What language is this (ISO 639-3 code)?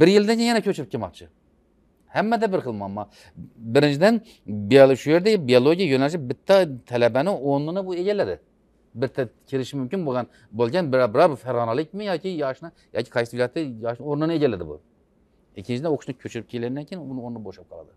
tur